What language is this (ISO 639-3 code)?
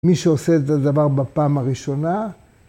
heb